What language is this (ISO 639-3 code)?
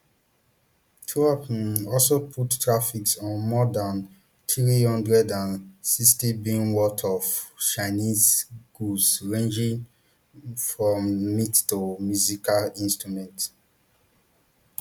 pcm